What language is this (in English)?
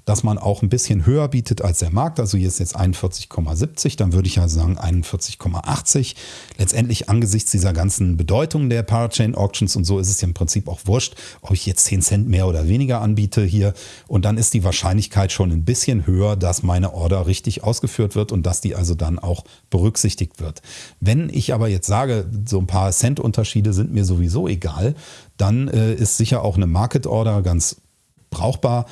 German